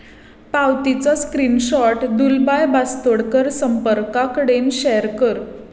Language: Konkani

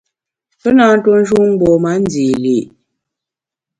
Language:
Bamun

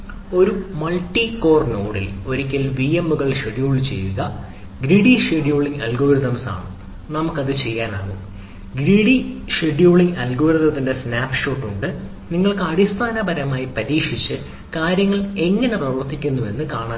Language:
Malayalam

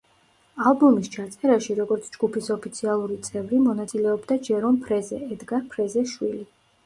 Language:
Georgian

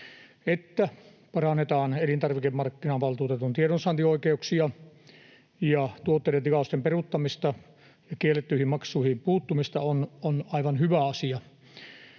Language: Finnish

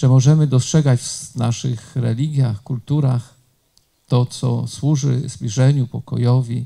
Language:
Polish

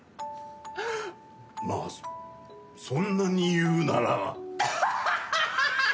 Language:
Japanese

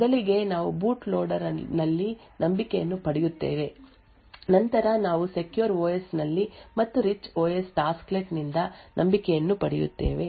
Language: Kannada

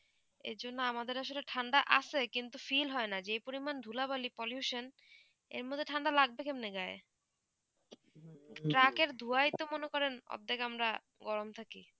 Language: Bangla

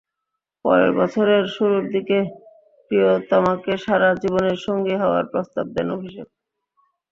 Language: Bangla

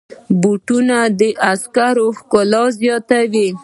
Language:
Pashto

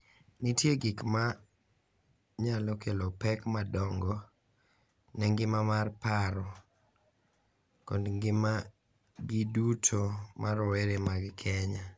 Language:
Luo (Kenya and Tanzania)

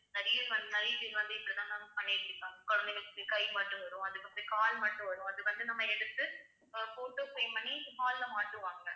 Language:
Tamil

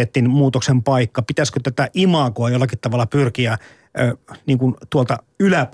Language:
Finnish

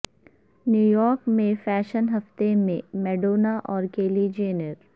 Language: Urdu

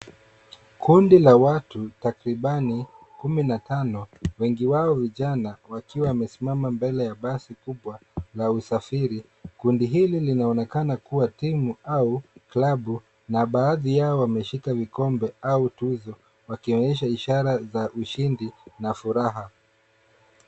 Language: Swahili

